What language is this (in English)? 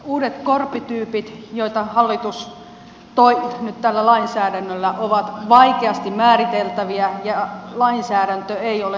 Finnish